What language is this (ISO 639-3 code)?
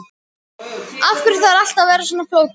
isl